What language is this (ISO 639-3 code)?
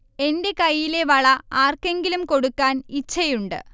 mal